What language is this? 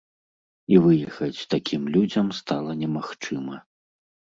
Belarusian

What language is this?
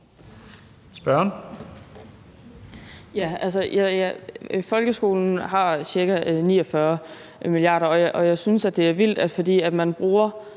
Danish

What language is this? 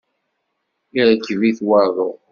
Kabyle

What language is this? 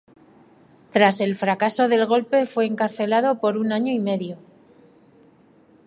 Spanish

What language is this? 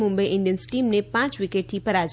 Gujarati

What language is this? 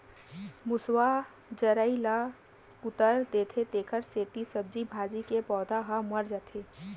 Chhattisgarhi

